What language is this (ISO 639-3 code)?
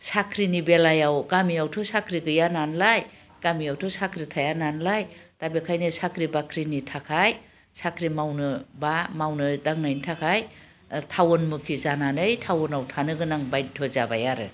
brx